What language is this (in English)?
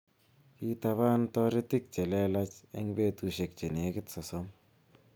Kalenjin